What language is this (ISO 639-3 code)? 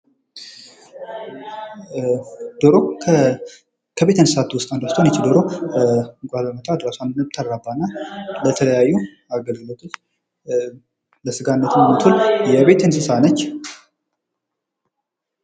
amh